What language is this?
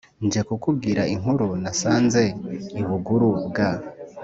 Kinyarwanda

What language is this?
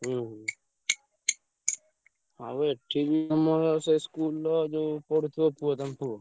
Odia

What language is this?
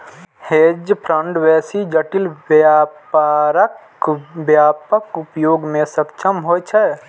Maithili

